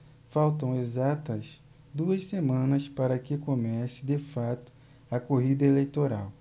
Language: Portuguese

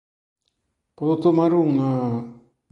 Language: Galician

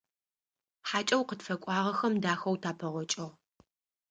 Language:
Adyghe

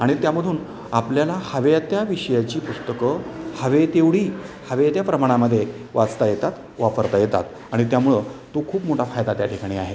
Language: Marathi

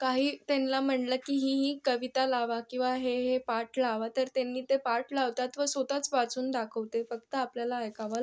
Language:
Marathi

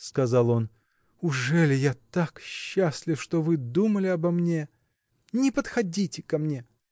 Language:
Russian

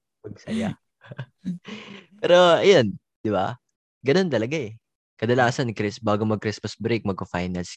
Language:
Filipino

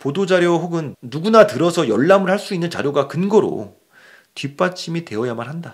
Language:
Korean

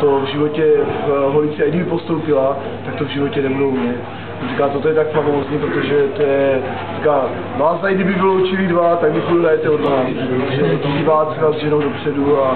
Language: Czech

